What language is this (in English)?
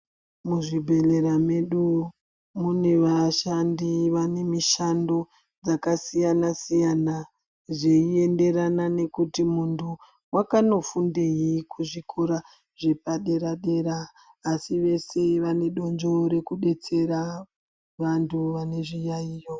Ndau